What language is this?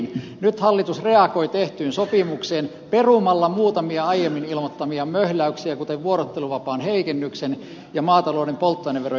Finnish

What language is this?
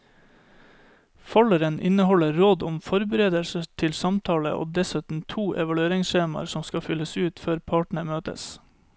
Norwegian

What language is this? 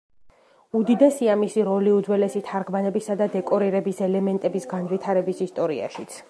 Georgian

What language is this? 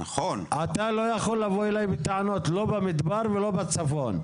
Hebrew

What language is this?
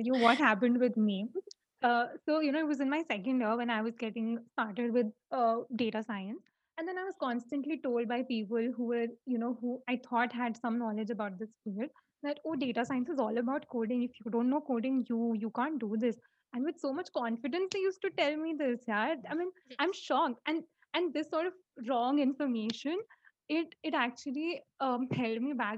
English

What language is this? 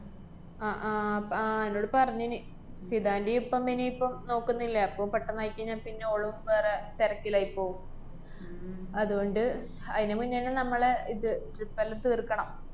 Malayalam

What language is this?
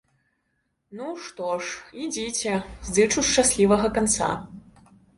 Belarusian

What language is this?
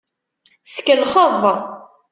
Kabyle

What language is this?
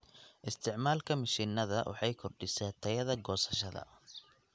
Somali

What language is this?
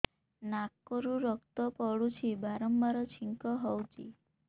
Odia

